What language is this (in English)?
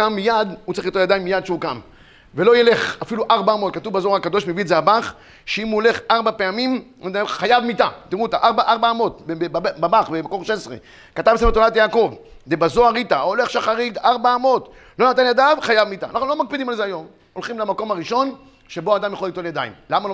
Hebrew